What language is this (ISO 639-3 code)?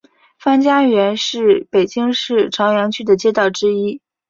zho